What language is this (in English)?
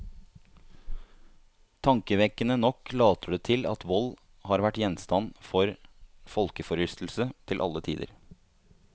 Norwegian